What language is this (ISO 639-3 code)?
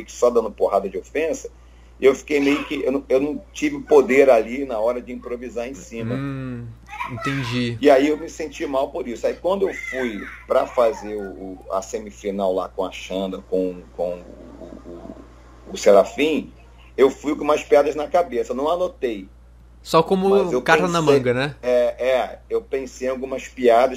por